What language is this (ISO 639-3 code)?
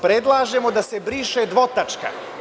srp